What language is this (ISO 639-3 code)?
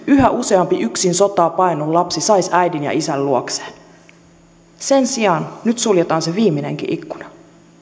fin